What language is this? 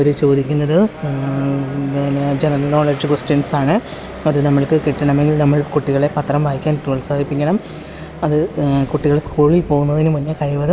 Malayalam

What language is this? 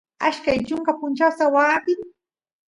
Santiago del Estero Quichua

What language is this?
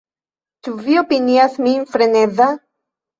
Esperanto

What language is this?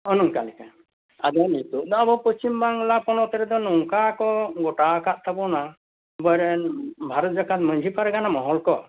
Santali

